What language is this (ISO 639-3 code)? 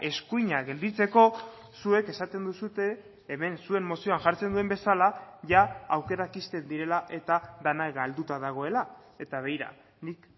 eus